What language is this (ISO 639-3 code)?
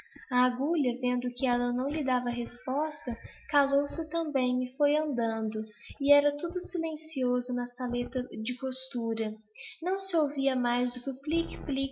por